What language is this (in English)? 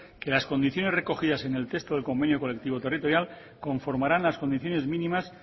Spanish